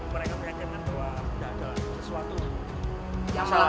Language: Indonesian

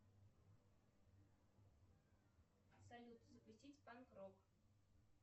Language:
Russian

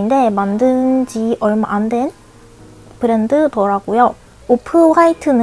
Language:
Korean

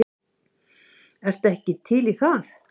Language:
Icelandic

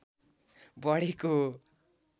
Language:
Nepali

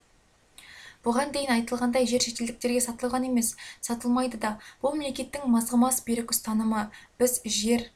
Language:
Kazakh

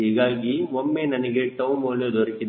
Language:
Kannada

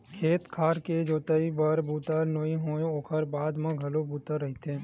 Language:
Chhattisgarhi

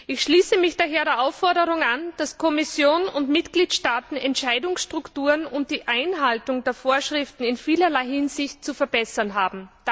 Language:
German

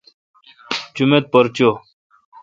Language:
Kalkoti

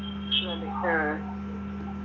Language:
Malayalam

